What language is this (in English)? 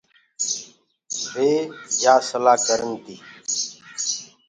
Gurgula